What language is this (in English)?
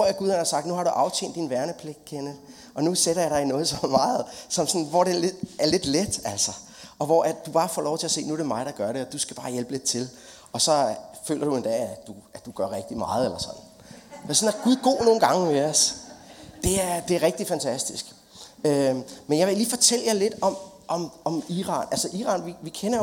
Danish